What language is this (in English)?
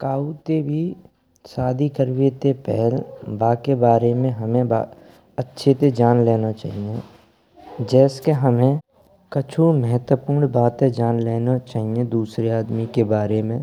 Braj